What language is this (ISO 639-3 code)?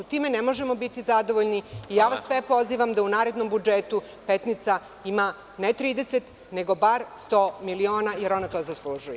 srp